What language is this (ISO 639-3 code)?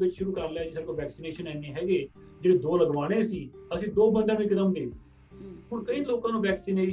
pan